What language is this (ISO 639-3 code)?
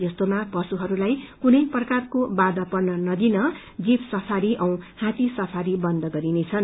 nep